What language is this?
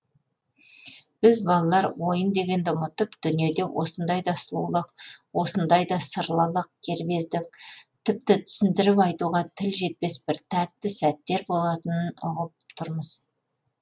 Kazakh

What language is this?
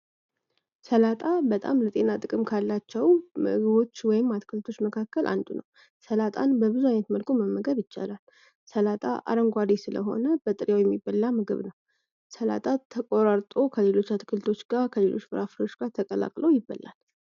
Amharic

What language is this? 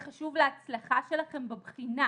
Hebrew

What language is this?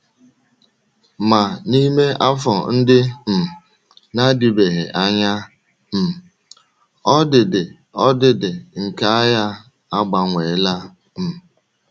Igbo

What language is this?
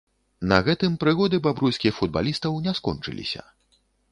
Belarusian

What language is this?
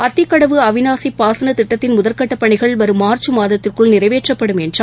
Tamil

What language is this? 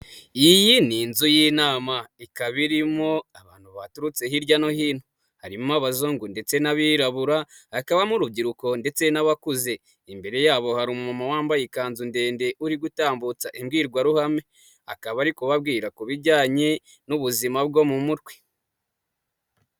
Kinyarwanda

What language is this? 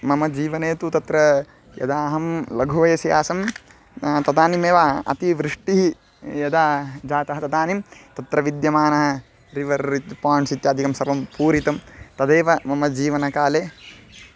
Sanskrit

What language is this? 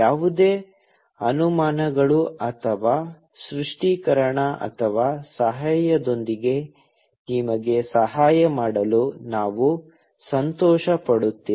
Kannada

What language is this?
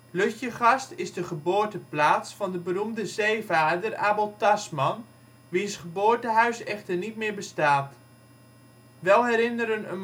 Dutch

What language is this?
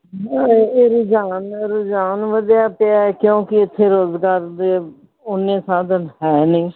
Punjabi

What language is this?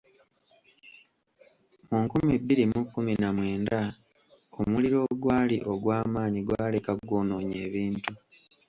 Ganda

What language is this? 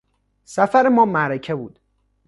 Persian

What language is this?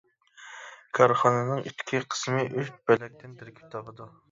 Uyghur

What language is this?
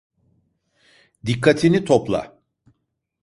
Turkish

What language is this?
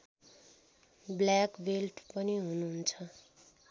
Nepali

